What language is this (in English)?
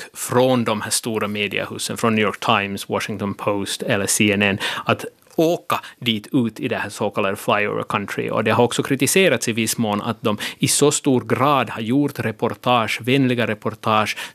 Swedish